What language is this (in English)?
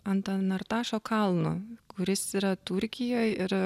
Lithuanian